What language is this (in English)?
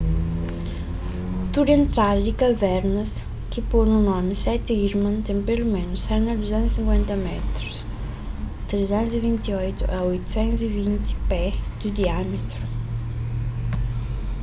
Kabuverdianu